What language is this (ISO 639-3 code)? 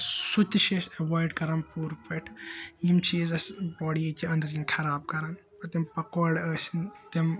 kas